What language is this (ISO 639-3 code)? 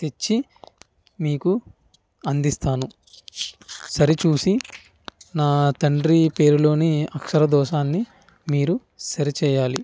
tel